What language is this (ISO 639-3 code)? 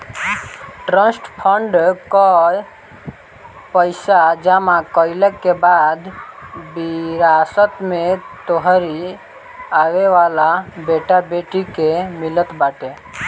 bho